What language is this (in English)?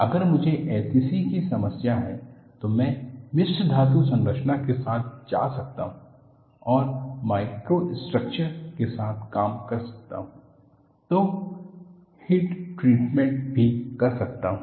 Hindi